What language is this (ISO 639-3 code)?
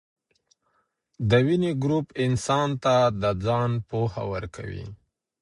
pus